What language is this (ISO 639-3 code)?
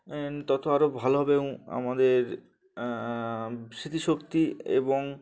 ben